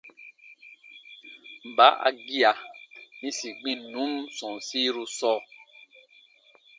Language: Baatonum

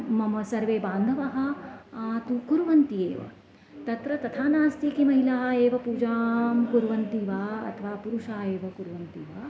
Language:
Sanskrit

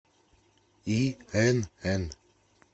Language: Russian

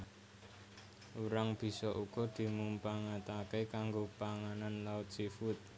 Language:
Javanese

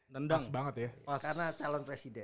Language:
Indonesian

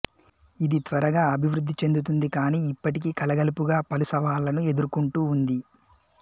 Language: Telugu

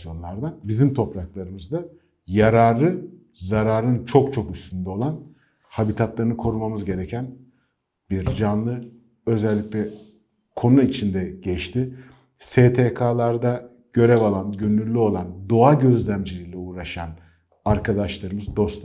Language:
Turkish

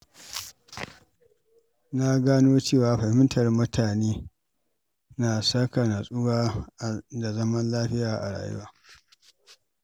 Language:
Hausa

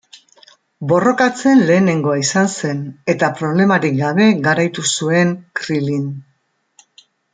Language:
Basque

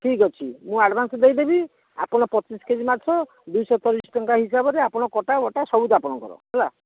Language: Odia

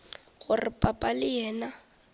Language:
Northern Sotho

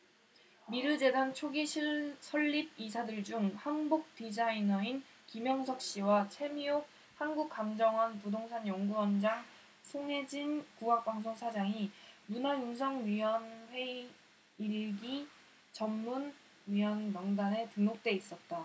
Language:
Korean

